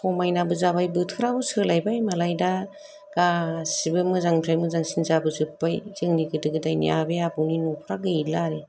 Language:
Bodo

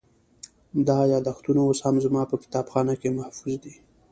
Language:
Pashto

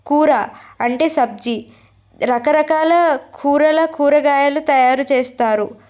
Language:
Telugu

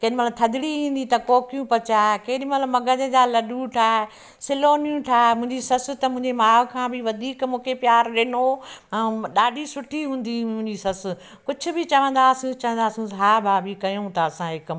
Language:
Sindhi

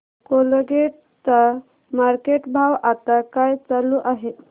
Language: Marathi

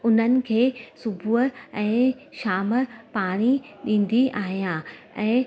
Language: Sindhi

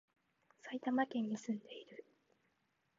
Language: Japanese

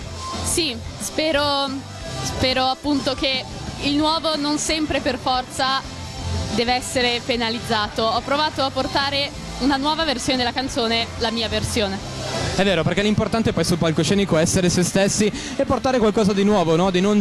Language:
Italian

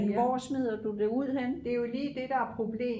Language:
Danish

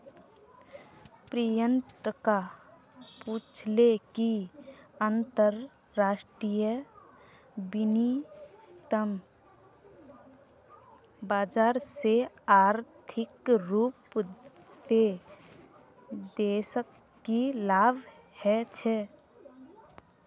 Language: Magahi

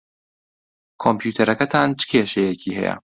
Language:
Central Kurdish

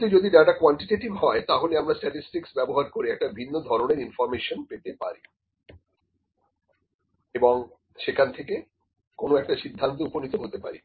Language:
Bangla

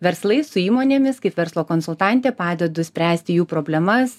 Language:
Lithuanian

